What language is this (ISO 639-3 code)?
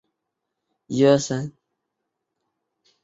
zho